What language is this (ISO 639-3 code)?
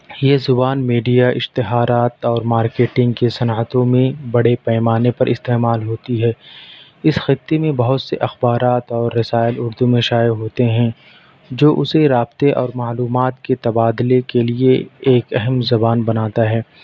urd